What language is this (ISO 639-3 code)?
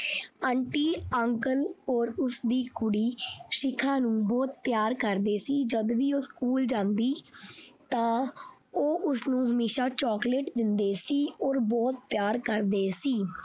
pan